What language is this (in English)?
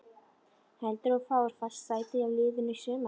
Icelandic